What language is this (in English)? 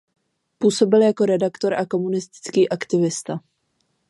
Czech